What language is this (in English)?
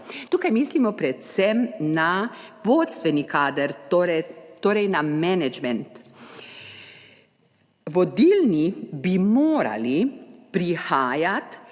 Slovenian